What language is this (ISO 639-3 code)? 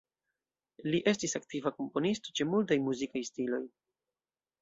epo